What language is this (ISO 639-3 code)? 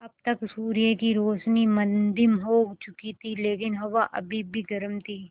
hin